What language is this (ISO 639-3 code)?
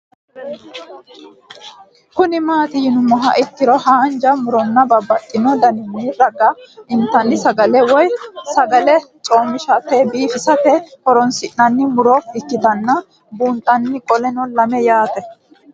sid